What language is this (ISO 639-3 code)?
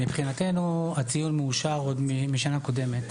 heb